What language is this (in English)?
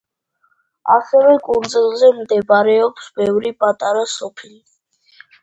Georgian